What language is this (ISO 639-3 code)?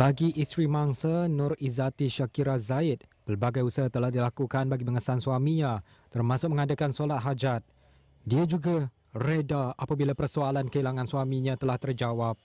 msa